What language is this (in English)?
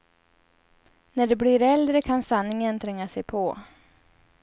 Swedish